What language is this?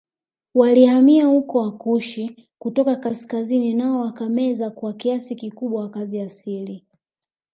Swahili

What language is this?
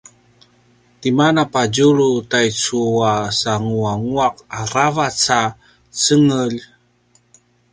Paiwan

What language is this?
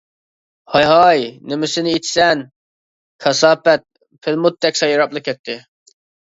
Uyghur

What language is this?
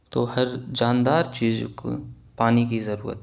Urdu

